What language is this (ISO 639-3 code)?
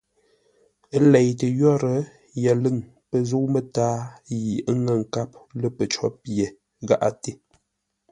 nla